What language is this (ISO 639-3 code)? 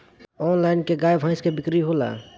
bho